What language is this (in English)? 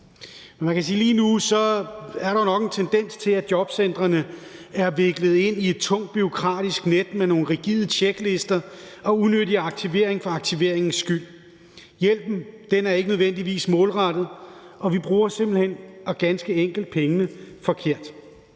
Danish